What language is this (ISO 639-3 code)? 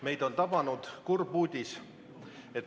est